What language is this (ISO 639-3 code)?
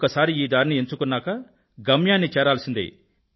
tel